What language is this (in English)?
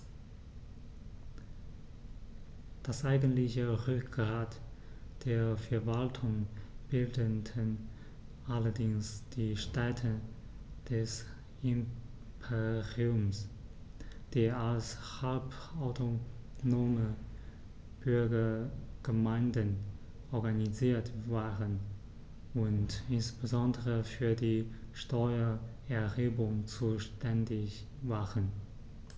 German